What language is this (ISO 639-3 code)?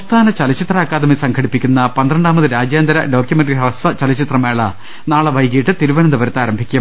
mal